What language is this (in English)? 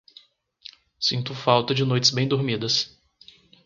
Portuguese